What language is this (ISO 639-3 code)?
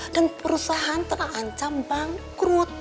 ind